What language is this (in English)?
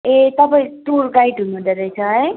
Nepali